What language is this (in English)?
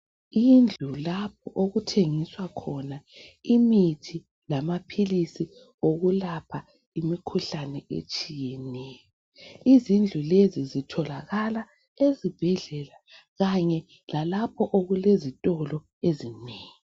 North Ndebele